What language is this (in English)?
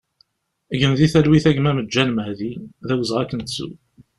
Kabyle